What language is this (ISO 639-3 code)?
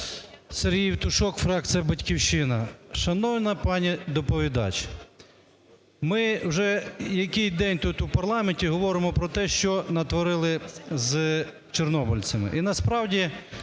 ukr